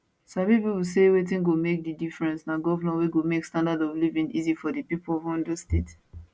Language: Nigerian Pidgin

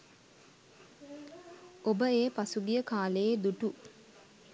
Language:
Sinhala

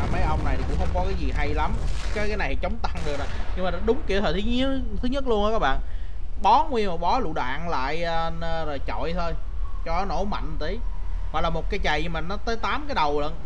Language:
Vietnamese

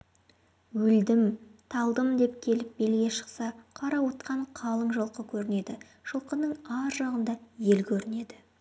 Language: Kazakh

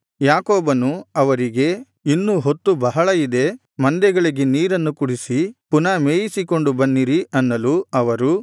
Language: Kannada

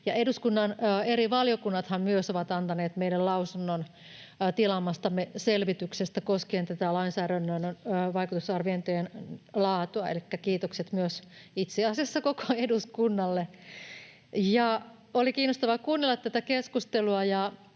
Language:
Finnish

